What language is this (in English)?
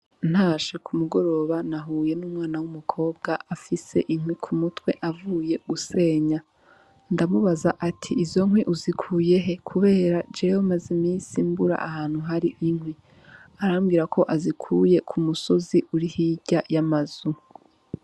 Rundi